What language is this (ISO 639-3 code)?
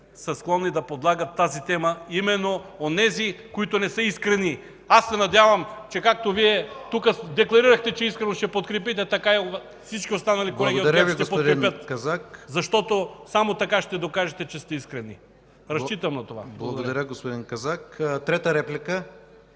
bul